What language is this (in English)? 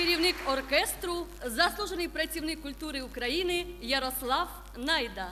Ukrainian